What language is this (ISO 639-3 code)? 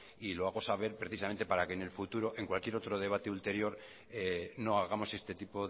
spa